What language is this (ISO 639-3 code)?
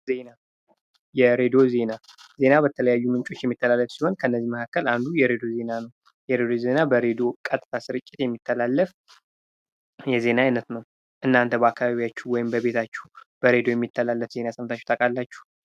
amh